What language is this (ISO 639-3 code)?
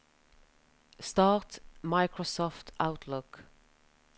nor